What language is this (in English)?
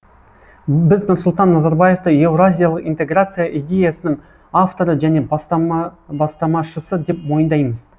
Kazakh